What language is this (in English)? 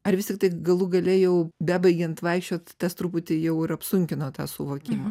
Lithuanian